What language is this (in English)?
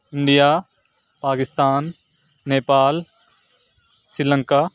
Urdu